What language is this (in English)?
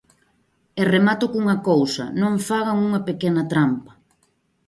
Galician